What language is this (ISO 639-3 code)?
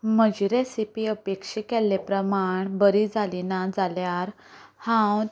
kok